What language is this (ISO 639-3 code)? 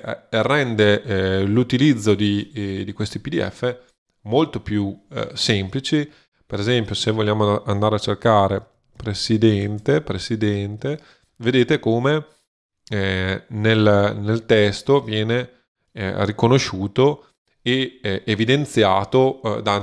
ita